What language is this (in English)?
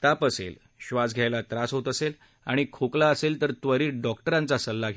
Marathi